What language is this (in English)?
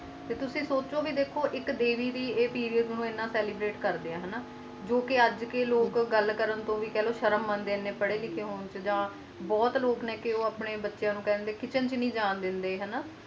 Punjabi